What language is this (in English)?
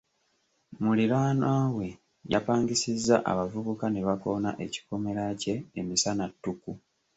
Ganda